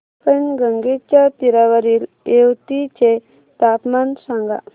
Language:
Marathi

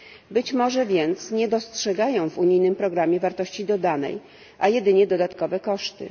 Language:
Polish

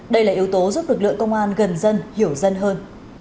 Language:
Vietnamese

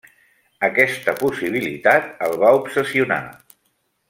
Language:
Catalan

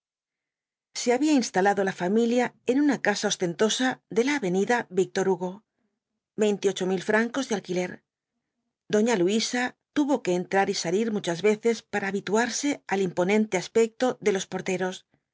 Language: Spanish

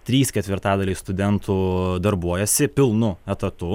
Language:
Lithuanian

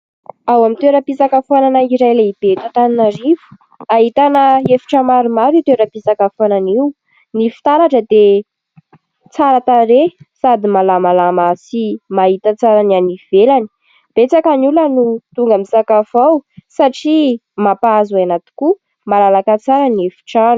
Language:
Malagasy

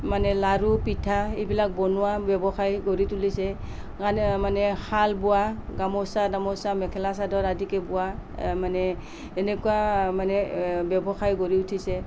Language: Assamese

